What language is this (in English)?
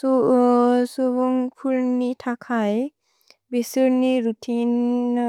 Bodo